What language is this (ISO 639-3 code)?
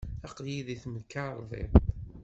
kab